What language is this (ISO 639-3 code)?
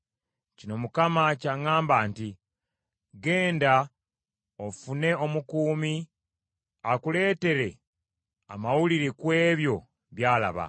lug